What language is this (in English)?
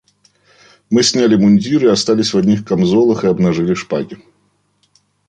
Russian